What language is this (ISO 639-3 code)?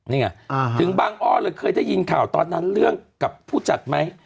tha